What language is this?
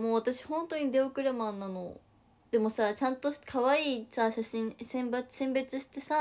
Japanese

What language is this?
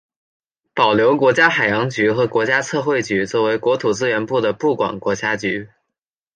Chinese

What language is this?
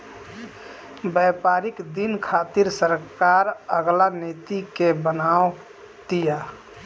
Bhojpuri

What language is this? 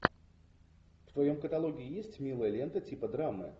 Russian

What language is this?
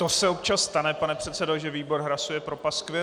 Czech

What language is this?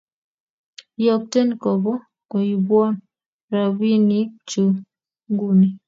Kalenjin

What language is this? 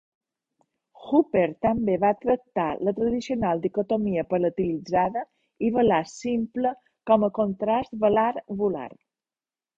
Catalan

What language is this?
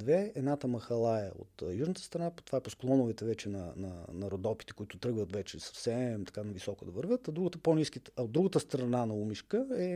Bulgarian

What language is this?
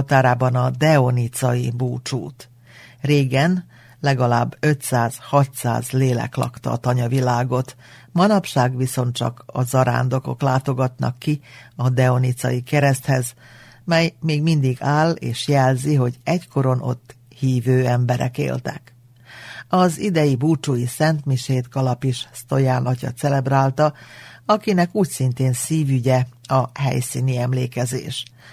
Hungarian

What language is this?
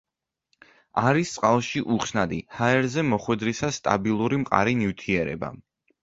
Georgian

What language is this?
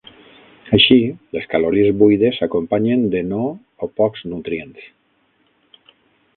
Catalan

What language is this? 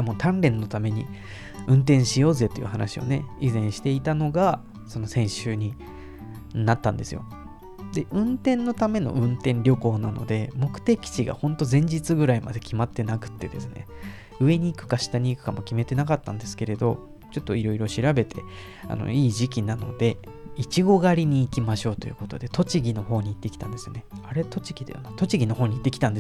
Japanese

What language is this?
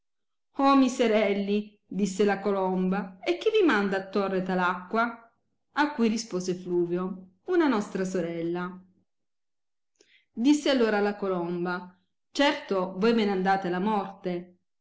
Italian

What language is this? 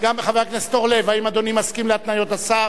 Hebrew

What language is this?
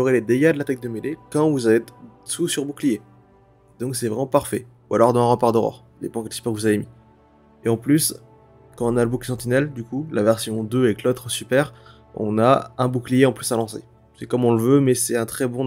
French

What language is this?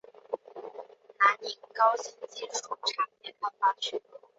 Chinese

